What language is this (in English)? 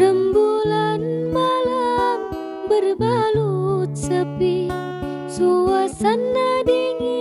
Indonesian